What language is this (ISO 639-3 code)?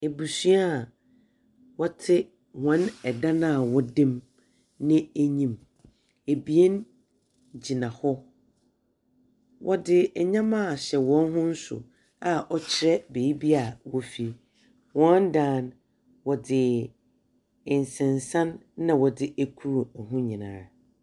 aka